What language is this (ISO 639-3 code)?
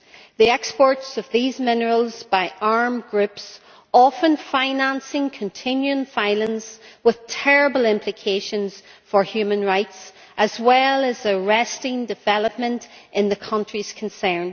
eng